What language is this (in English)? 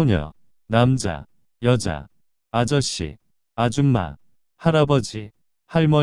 Korean